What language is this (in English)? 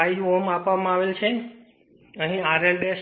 Gujarati